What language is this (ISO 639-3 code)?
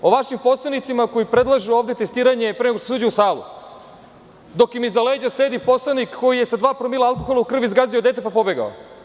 srp